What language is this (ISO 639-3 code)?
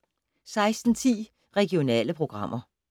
dan